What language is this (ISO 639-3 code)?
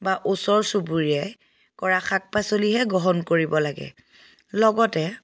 asm